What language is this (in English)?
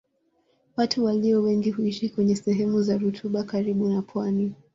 Swahili